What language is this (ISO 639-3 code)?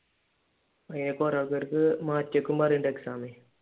mal